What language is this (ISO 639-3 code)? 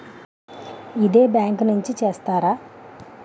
tel